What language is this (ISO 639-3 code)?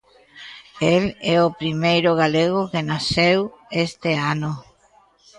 glg